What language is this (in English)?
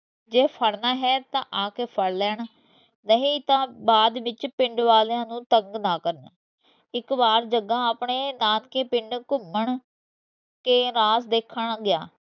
Punjabi